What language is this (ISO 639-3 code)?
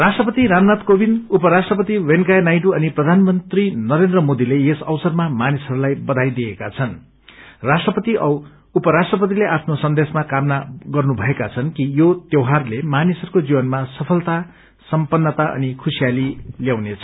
nep